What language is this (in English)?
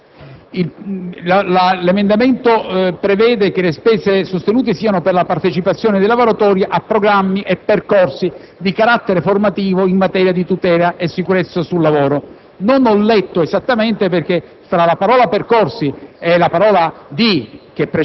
Italian